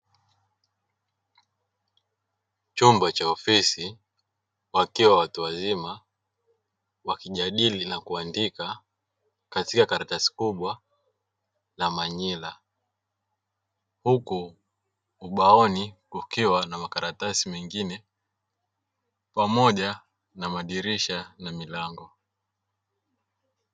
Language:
Swahili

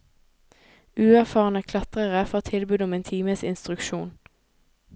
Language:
Norwegian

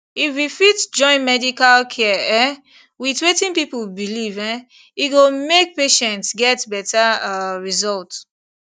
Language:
Nigerian Pidgin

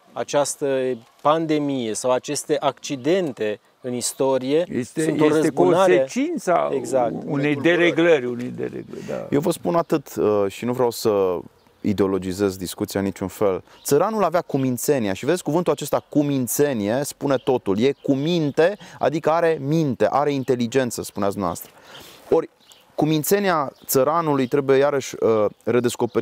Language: Romanian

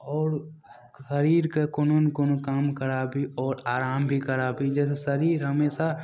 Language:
Maithili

